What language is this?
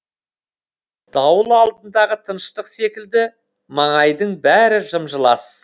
Kazakh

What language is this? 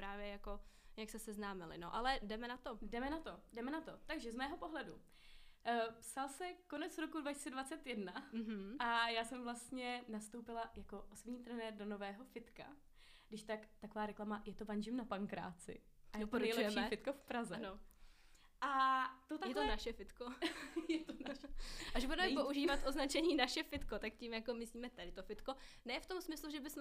Czech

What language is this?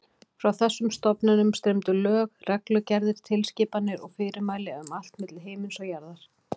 Icelandic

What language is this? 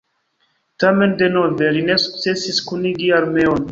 Esperanto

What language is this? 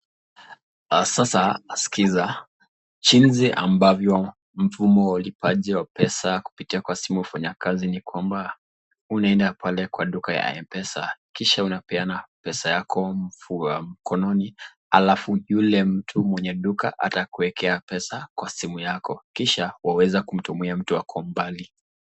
Swahili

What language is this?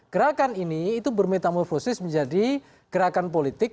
Indonesian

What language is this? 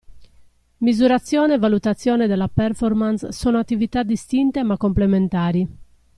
Italian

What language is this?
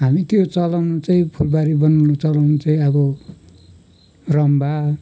Nepali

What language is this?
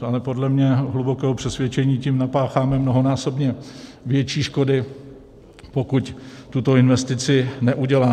Czech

